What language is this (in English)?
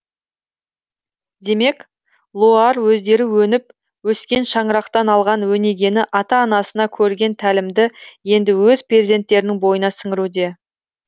Kazakh